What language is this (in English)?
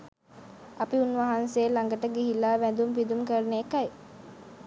Sinhala